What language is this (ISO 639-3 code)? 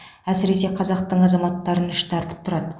kaz